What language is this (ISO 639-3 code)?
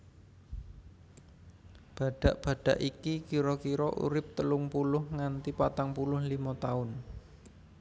jav